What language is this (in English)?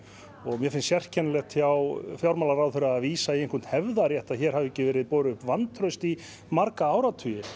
Icelandic